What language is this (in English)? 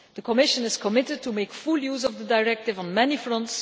English